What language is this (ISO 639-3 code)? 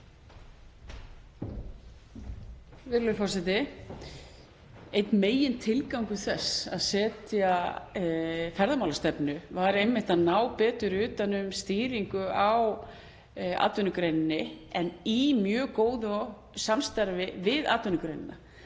isl